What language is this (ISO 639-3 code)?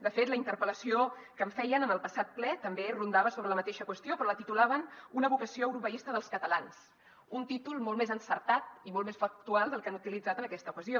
cat